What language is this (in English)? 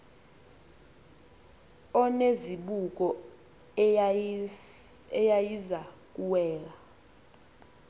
Xhosa